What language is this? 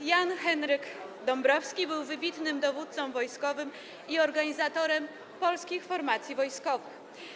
Polish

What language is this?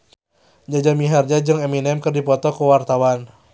Sundanese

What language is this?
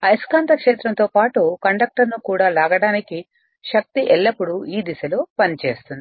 Telugu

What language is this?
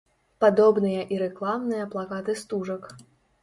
Belarusian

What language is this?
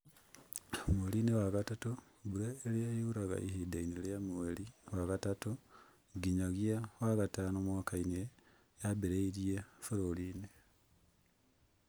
Kikuyu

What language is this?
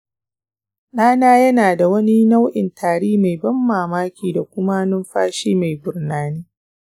Hausa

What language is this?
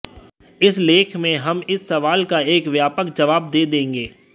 Hindi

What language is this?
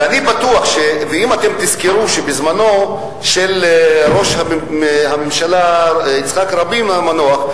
Hebrew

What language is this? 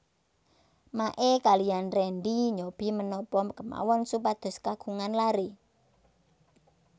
Javanese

